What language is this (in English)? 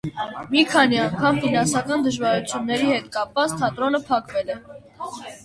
Armenian